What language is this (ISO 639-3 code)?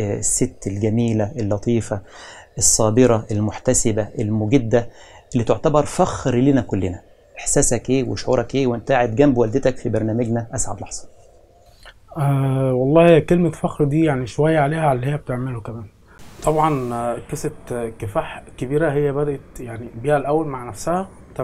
ara